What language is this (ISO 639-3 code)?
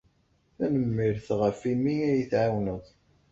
kab